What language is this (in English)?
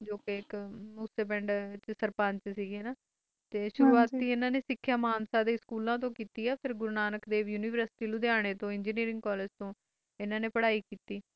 Punjabi